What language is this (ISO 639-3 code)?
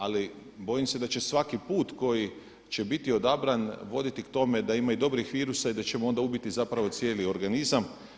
hrv